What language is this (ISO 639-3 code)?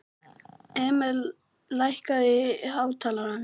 isl